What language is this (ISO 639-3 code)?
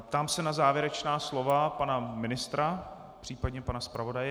ces